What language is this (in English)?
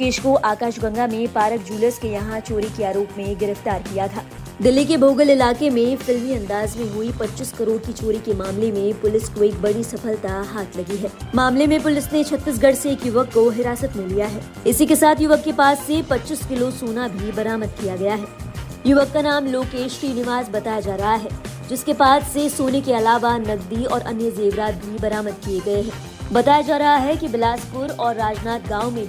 Hindi